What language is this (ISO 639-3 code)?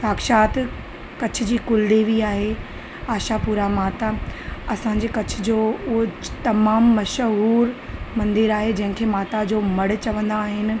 snd